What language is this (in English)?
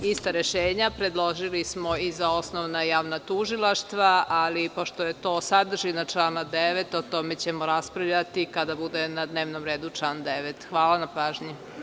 Serbian